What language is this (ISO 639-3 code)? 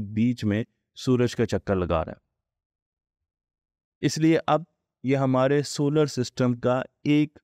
hin